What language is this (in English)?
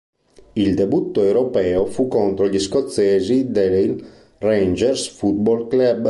Italian